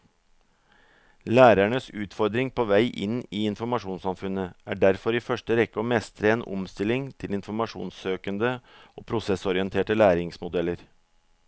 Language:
Norwegian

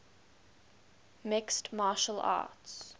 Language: English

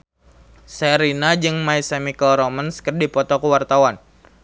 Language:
Sundanese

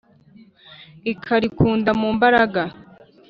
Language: Kinyarwanda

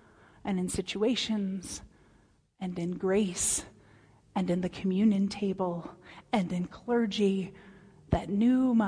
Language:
English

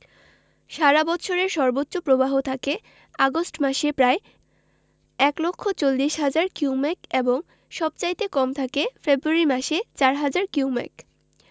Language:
Bangla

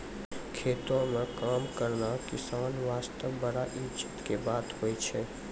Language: Maithili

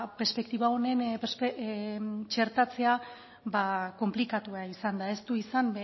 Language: Basque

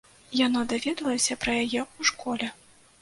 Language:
Belarusian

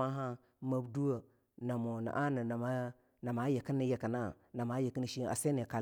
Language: Longuda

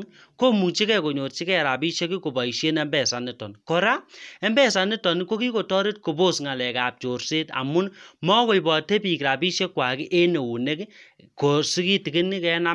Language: Kalenjin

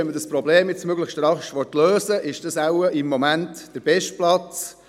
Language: Swiss German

